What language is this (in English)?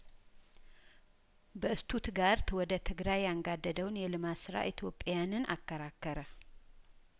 Amharic